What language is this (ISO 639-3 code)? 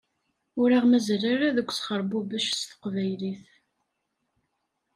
kab